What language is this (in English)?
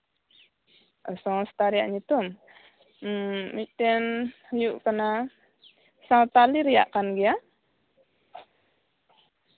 Santali